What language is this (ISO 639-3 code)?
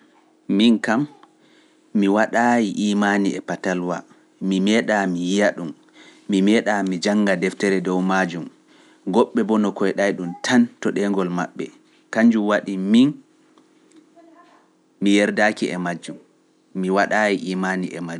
fuf